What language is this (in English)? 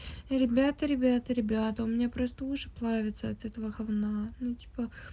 Russian